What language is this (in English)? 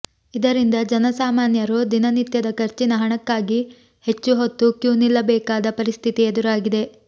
Kannada